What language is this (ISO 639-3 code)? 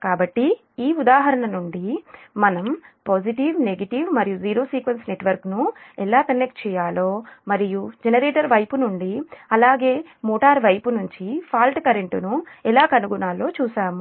tel